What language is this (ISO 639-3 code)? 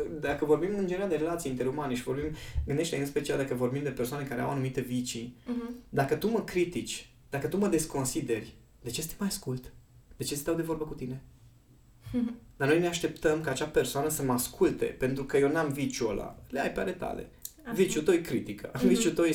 ron